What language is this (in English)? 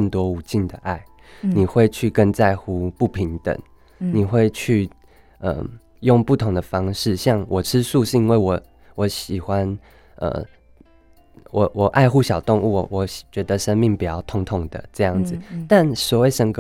Chinese